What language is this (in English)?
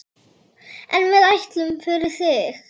Icelandic